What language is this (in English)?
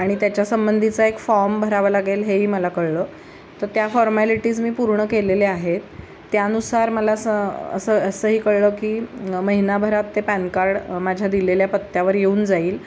Marathi